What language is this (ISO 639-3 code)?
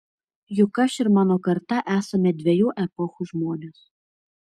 lit